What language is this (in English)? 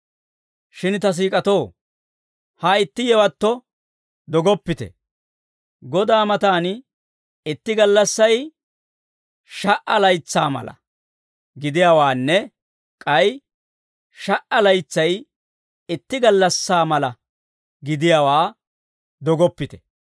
Dawro